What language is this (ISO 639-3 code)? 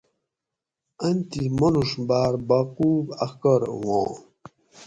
gwc